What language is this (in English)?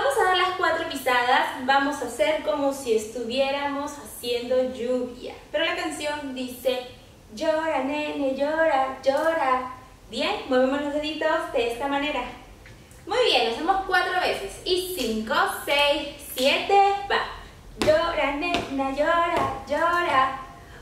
Spanish